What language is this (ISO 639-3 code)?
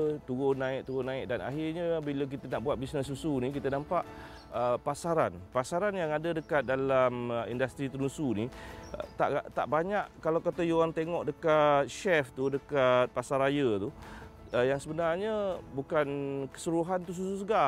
msa